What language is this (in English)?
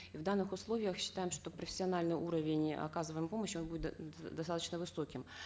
Kazakh